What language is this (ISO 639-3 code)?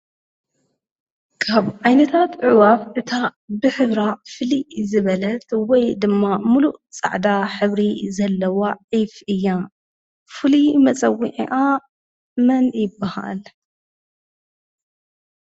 tir